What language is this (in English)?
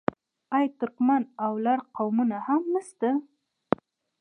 Pashto